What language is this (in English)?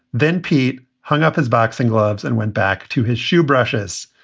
English